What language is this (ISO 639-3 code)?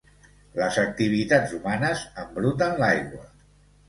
cat